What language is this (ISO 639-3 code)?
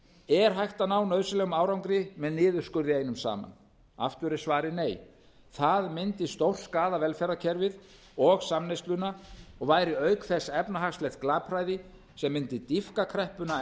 isl